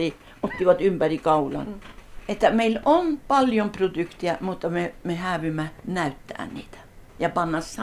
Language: Finnish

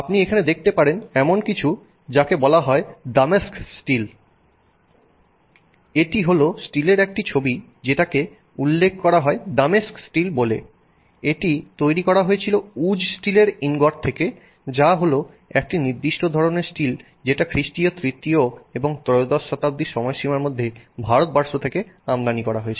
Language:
Bangla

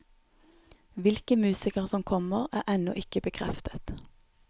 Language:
Norwegian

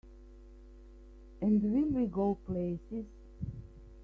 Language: English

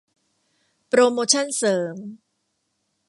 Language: Thai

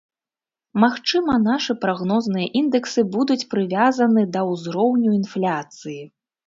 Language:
Belarusian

